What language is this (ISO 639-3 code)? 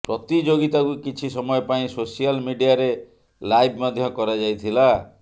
ori